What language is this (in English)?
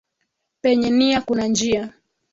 Swahili